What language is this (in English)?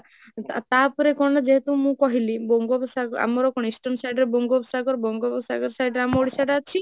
Odia